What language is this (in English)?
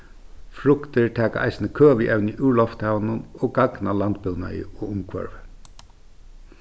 Faroese